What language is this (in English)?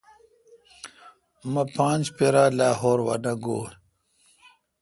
Kalkoti